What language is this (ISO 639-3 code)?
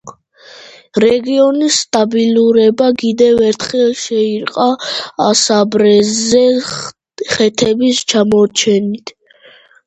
kat